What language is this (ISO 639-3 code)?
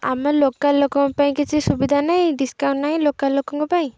ori